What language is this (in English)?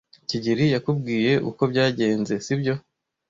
Kinyarwanda